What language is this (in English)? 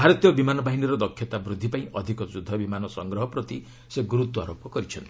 Odia